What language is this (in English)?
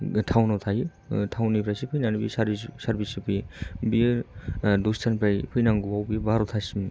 Bodo